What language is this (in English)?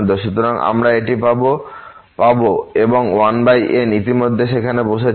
Bangla